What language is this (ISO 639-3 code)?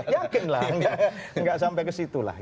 ind